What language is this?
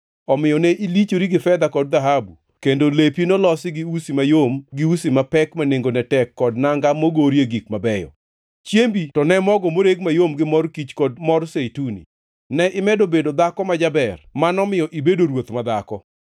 Luo (Kenya and Tanzania)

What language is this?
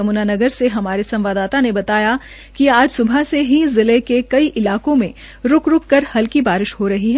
Hindi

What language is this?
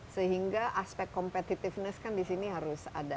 Indonesian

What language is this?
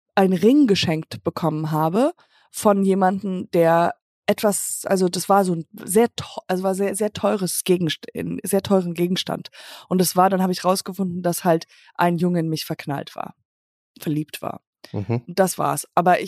German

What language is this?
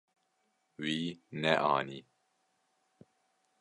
Kurdish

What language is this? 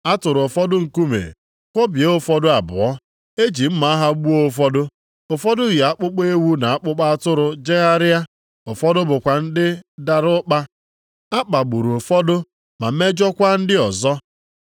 Igbo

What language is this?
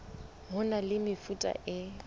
Southern Sotho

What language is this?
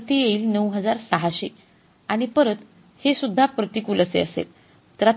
Marathi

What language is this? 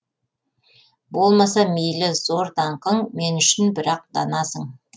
Kazakh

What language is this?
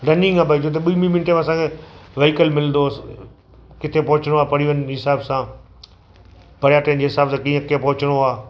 Sindhi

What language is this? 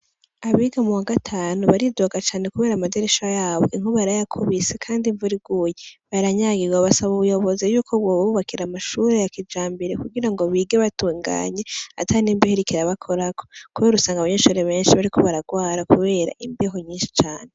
Rundi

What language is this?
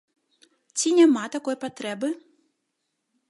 Belarusian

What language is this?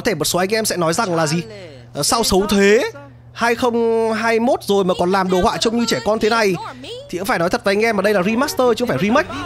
Vietnamese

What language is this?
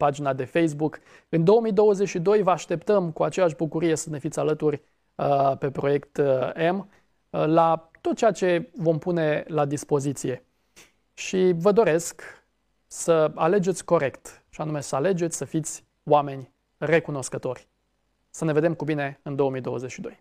Romanian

